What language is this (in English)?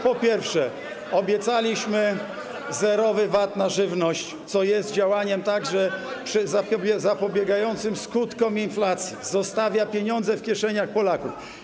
Polish